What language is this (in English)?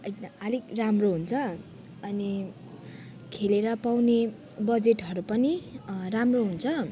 Nepali